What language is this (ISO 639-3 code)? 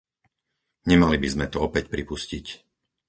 slk